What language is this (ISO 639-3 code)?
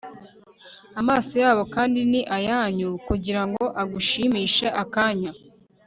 kin